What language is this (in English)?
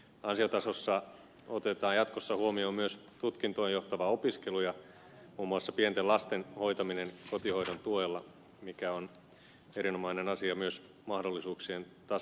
Finnish